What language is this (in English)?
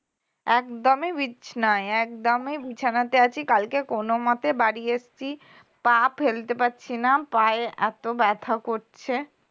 Bangla